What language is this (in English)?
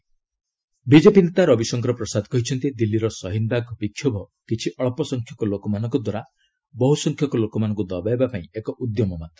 Odia